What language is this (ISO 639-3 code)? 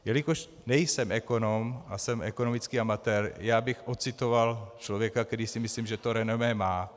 ces